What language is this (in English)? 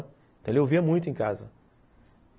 Portuguese